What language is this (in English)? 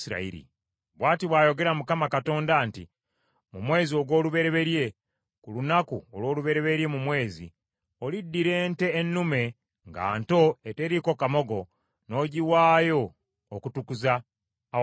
Ganda